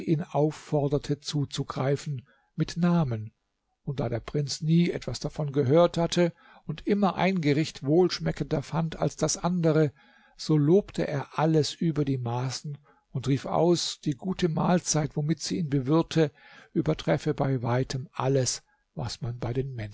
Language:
German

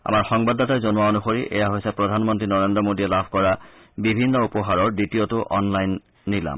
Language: Assamese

